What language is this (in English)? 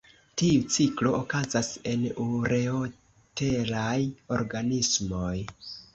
Esperanto